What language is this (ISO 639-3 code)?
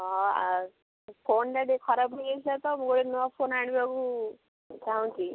ori